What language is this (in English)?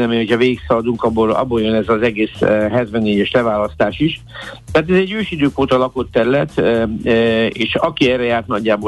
Hungarian